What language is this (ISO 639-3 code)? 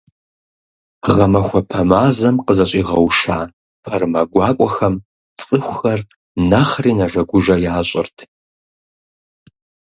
kbd